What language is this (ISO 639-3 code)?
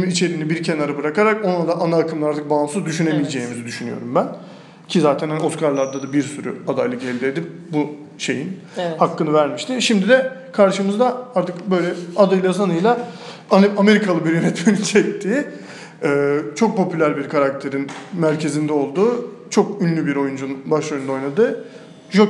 tur